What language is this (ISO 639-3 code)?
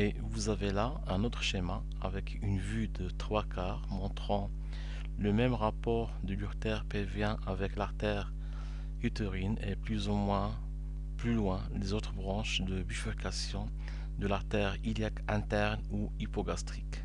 fra